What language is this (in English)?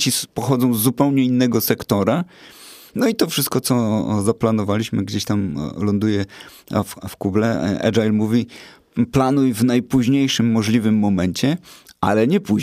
Polish